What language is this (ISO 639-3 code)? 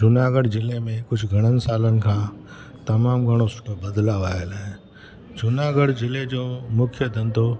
snd